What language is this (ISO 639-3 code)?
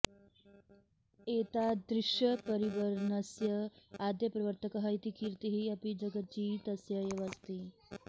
san